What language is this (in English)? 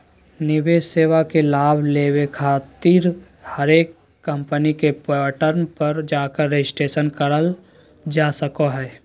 Magahi